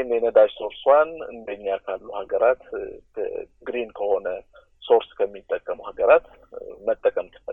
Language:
Amharic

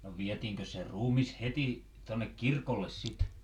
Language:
Finnish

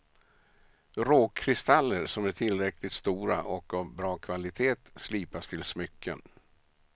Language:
Swedish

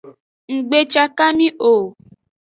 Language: Aja (Benin)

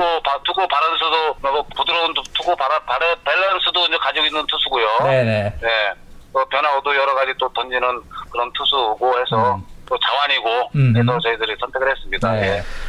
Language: Korean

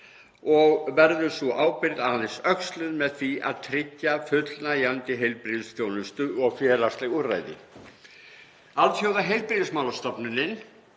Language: Icelandic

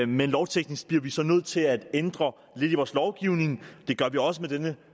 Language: Danish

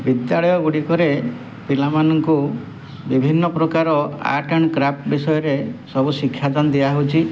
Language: Odia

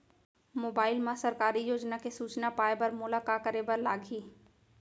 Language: Chhattisgarhi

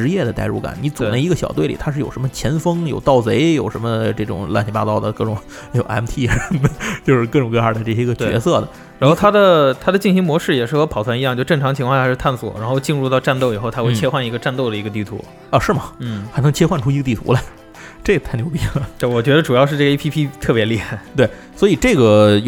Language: Chinese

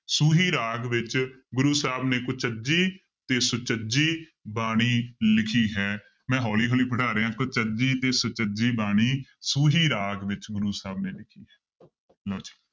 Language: Punjabi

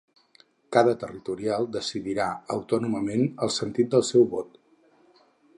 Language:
Catalan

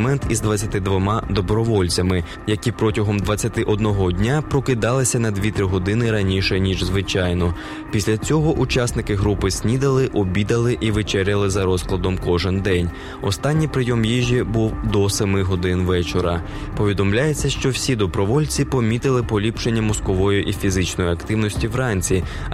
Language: Ukrainian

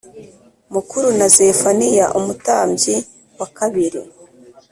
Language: Kinyarwanda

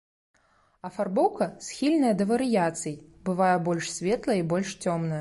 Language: Belarusian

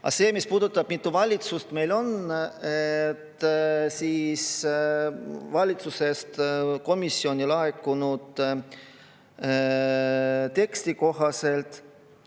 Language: Estonian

